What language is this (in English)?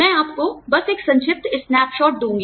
Hindi